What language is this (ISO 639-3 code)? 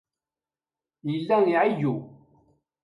kab